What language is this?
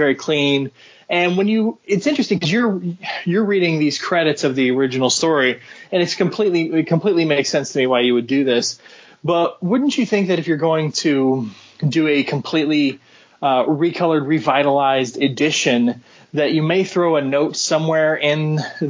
English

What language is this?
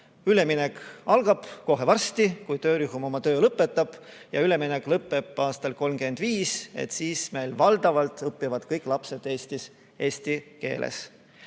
Estonian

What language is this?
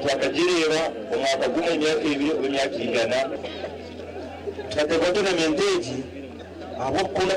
Arabic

